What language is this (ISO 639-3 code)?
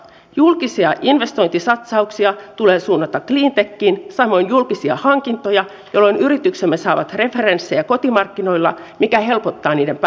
fin